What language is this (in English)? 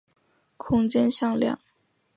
Chinese